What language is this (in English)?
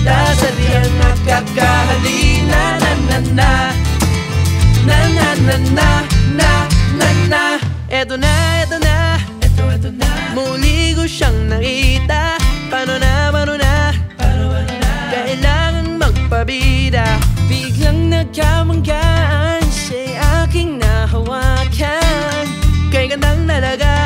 Hungarian